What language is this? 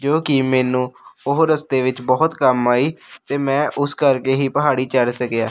Punjabi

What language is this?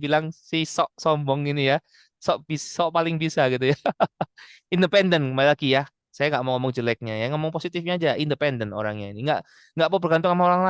Indonesian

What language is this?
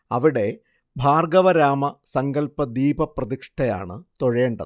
Malayalam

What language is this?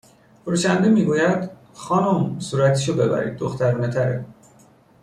Persian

